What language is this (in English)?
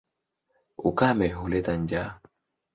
Swahili